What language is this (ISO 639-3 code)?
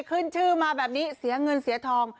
tha